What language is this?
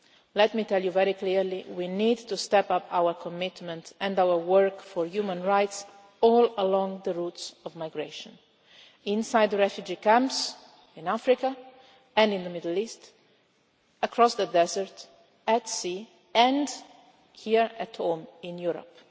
English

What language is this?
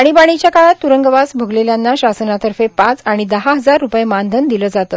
Marathi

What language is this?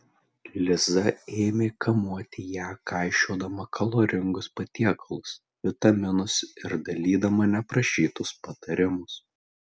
Lithuanian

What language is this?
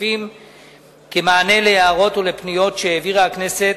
Hebrew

